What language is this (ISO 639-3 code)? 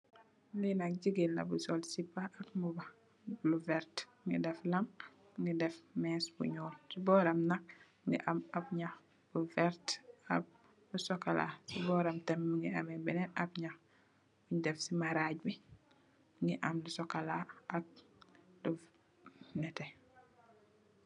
wol